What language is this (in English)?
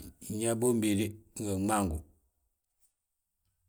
Balanta-Ganja